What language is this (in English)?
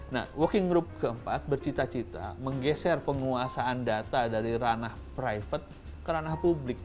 Indonesian